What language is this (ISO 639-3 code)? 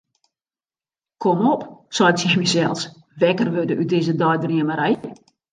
fry